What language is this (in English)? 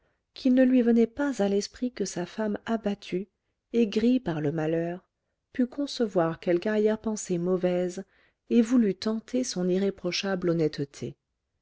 French